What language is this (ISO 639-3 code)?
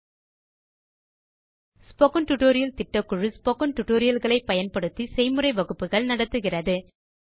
tam